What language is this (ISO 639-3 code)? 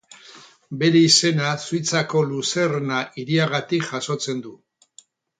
eus